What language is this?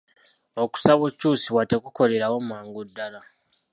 Ganda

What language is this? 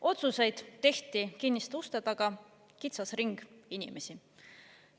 Estonian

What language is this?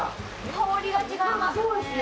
Japanese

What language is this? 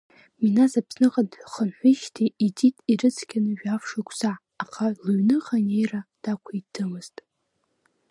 Abkhazian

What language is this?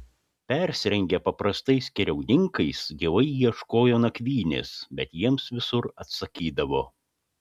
Lithuanian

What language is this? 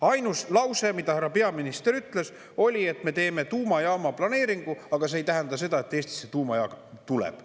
Estonian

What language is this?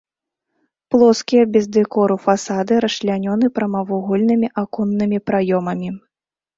Belarusian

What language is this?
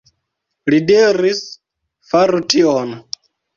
Esperanto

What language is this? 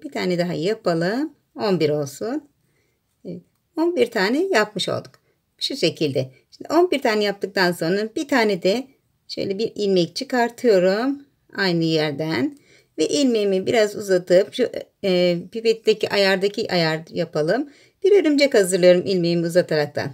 Turkish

